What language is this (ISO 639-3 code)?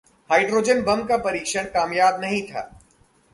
hin